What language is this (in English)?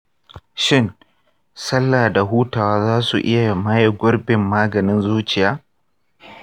Hausa